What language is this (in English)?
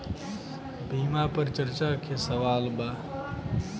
Bhojpuri